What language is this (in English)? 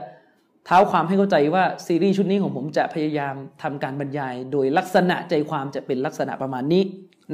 Thai